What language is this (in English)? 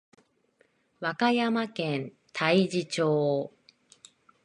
Japanese